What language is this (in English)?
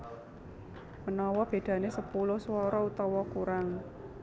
Javanese